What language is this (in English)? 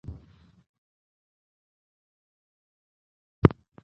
Japanese